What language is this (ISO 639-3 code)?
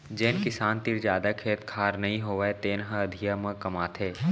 hne